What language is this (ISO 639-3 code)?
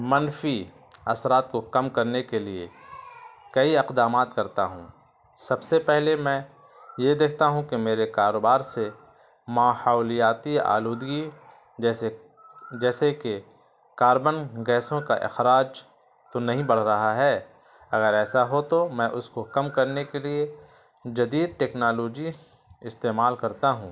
urd